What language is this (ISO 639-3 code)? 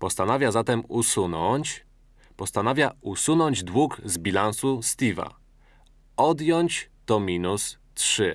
pol